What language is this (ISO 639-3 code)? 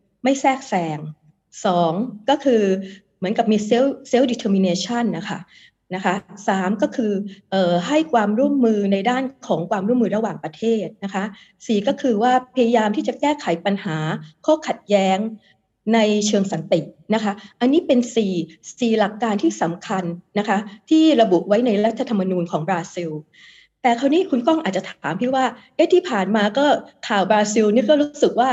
tha